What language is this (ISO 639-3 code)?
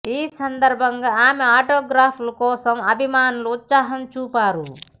tel